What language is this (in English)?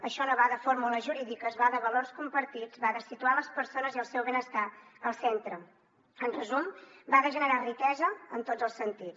Catalan